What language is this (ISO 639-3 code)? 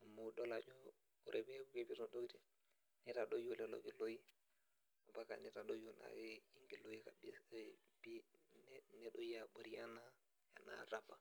mas